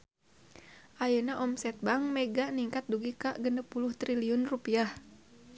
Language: Sundanese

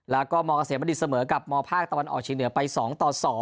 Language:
Thai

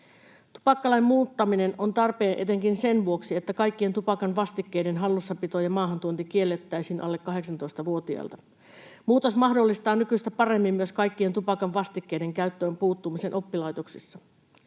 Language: Finnish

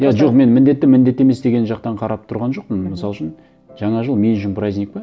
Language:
Kazakh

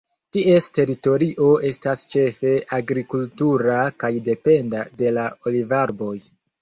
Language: Esperanto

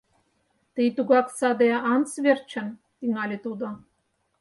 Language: Mari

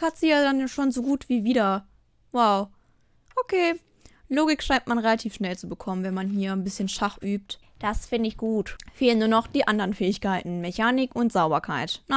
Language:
German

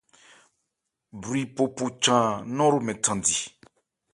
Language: Ebrié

